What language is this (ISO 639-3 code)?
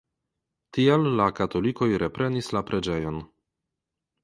epo